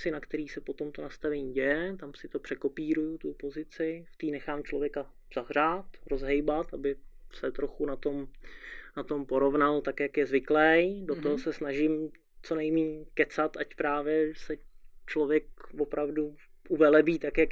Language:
Czech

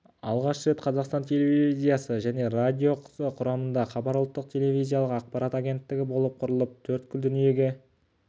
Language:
Kazakh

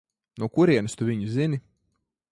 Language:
Latvian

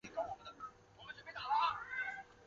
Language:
Chinese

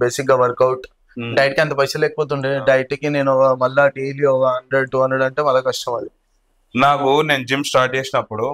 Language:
Telugu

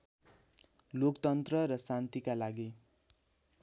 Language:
Nepali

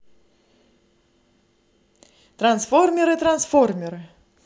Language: Russian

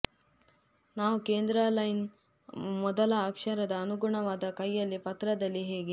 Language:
Kannada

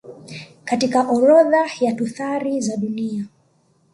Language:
Swahili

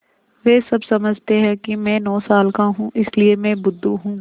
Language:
Hindi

